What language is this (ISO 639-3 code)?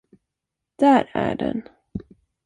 swe